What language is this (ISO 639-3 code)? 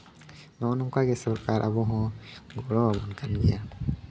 sat